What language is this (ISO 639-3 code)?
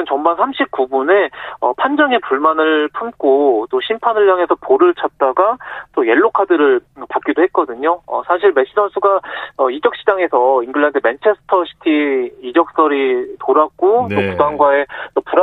kor